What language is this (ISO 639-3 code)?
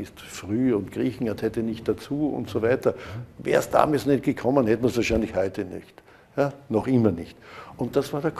deu